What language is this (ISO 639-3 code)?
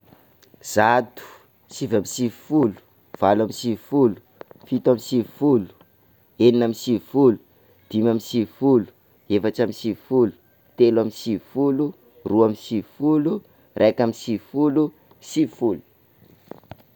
skg